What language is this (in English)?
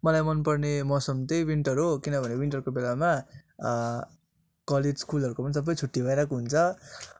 Nepali